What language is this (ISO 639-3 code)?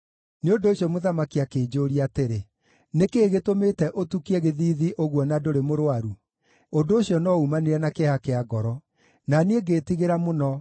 kik